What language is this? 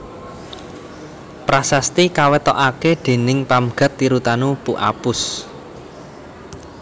Javanese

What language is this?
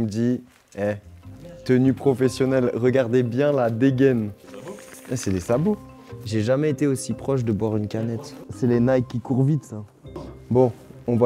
French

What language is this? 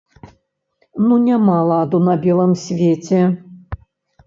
Belarusian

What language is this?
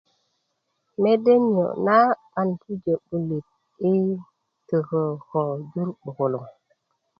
Kuku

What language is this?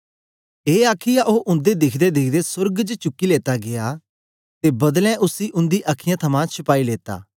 Dogri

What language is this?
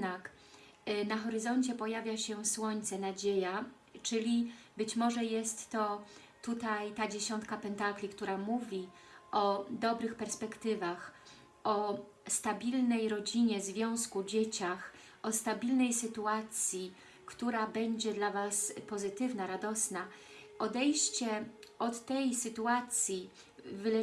Polish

